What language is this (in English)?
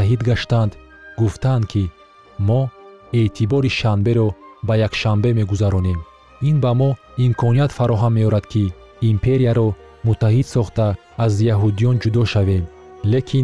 Persian